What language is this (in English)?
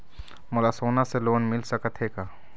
Chhattisgarhi